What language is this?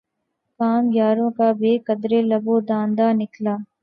Urdu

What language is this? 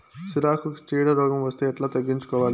Telugu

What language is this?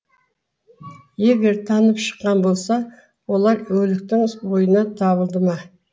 Kazakh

